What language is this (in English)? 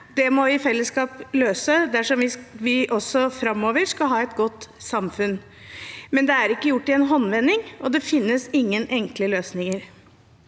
Norwegian